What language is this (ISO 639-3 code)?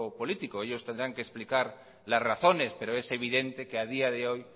spa